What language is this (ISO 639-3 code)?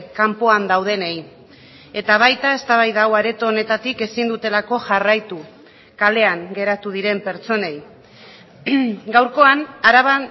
eus